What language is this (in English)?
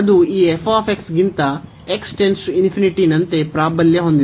Kannada